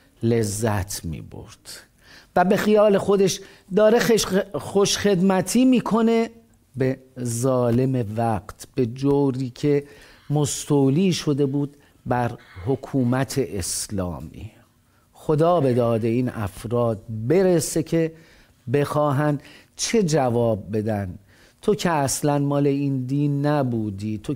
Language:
Persian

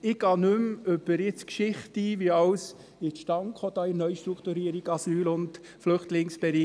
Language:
Swiss German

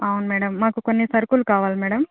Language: Telugu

